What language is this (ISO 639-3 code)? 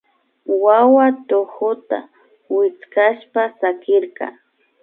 qvi